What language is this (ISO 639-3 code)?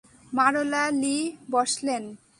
ben